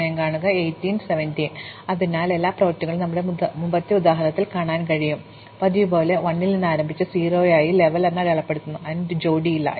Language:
Malayalam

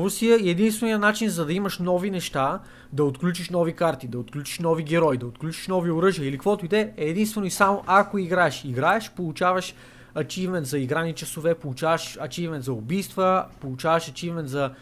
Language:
Bulgarian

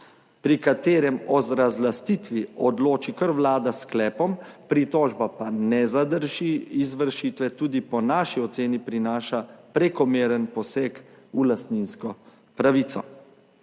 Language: Slovenian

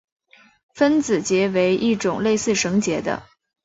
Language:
Chinese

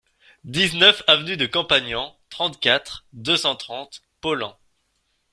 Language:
French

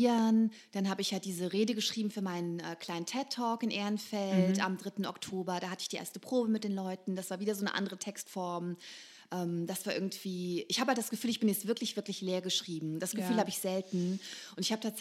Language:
German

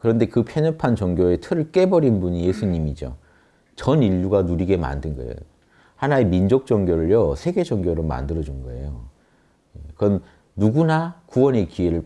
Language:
Korean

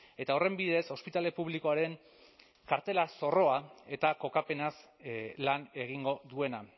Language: Basque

